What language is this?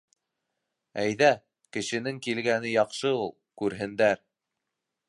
Bashkir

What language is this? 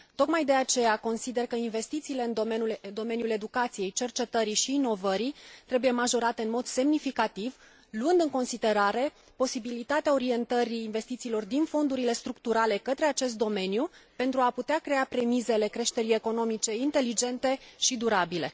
Romanian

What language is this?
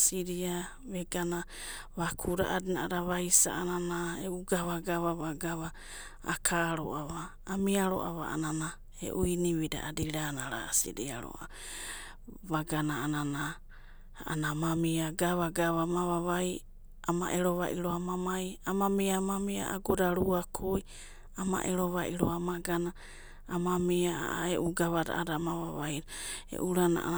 Abadi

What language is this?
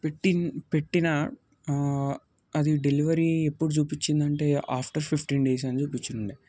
Telugu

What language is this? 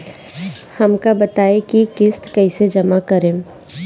Bhojpuri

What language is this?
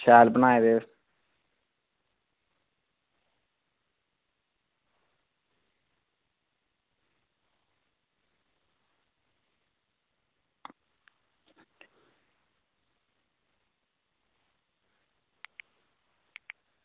Dogri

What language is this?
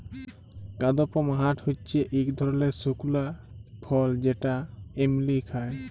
Bangla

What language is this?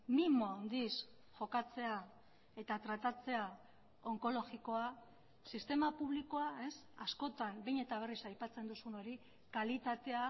Basque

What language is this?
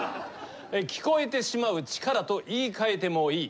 Japanese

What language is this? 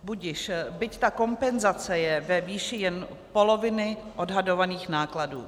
Czech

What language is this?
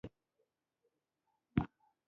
Pashto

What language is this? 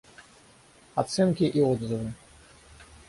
Russian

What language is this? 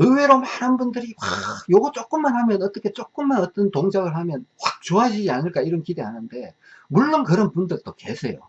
Korean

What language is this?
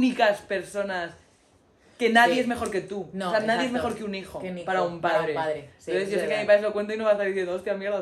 Spanish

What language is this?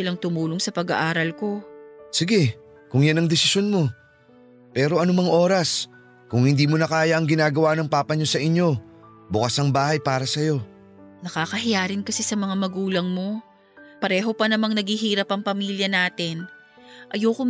Filipino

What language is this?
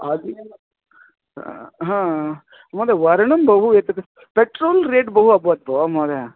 Sanskrit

